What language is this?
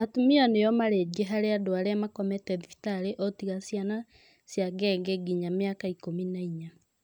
Kikuyu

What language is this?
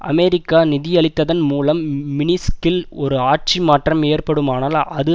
Tamil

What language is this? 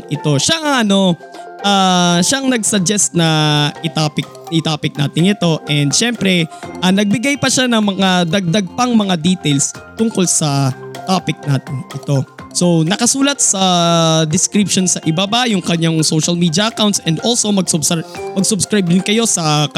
Filipino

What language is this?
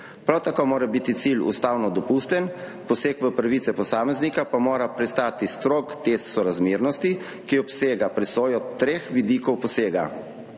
Slovenian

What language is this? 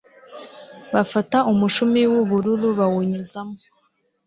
Kinyarwanda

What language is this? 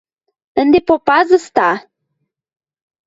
Western Mari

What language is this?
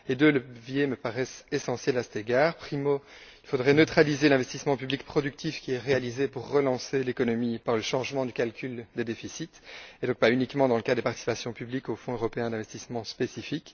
French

